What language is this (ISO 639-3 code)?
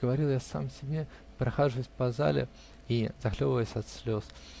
rus